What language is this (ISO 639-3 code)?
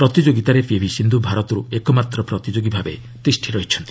ori